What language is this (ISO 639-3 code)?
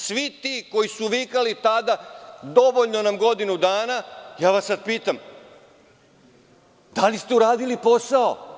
srp